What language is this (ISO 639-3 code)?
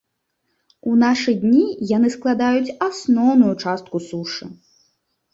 bel